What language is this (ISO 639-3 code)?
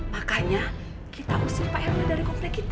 ind